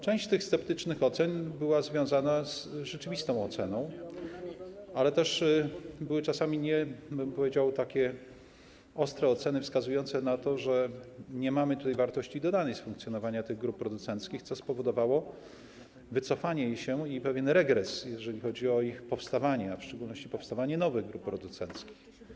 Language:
Polish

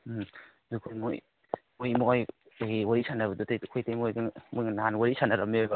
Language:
Manipuri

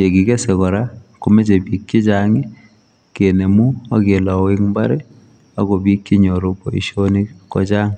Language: Kalenjin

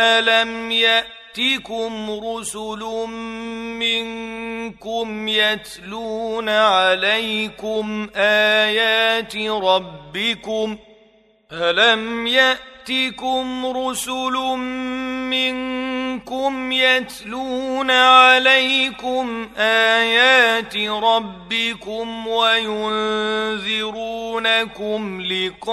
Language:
Arabic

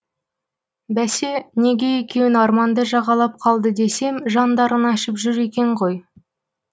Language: Kazakh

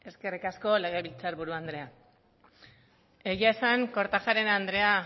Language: Basque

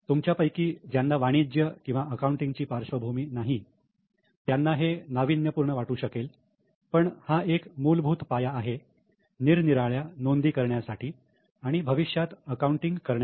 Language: Marathi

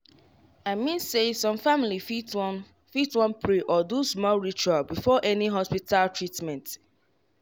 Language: Nigerian Pidgin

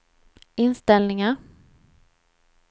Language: Swedish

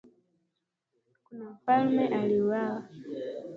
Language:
Swahili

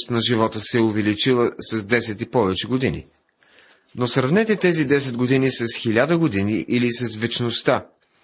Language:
Bulgarian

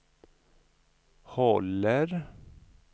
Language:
Swedish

